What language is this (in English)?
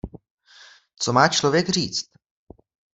Czech